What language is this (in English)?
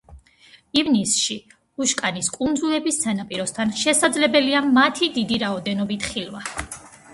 Georgian